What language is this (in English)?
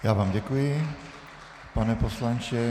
Czech